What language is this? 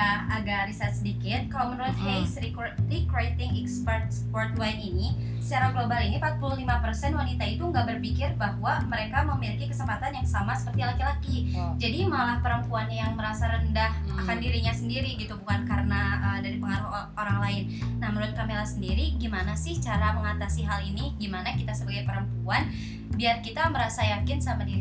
Indonesian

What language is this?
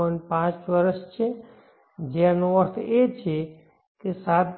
Gujarati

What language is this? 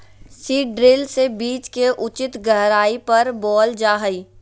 Magahi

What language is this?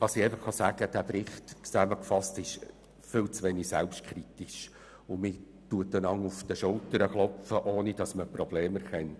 Swiss German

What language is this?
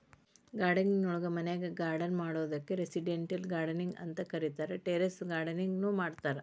Kannada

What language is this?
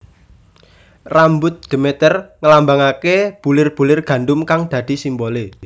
Javanese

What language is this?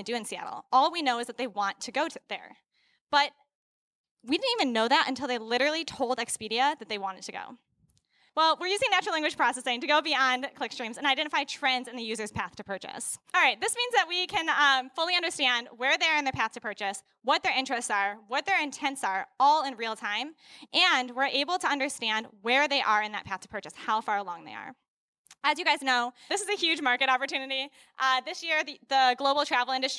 English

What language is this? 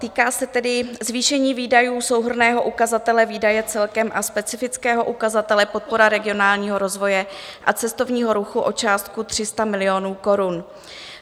Czech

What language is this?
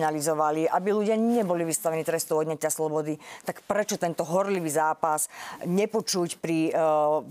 Slovak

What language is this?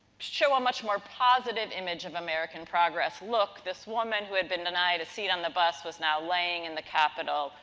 English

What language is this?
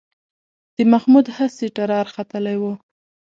Pashto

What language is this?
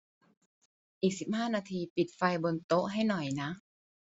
Thai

